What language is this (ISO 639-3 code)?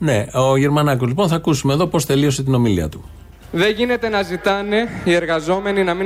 ell